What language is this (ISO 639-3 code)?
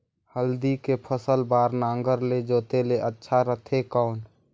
hne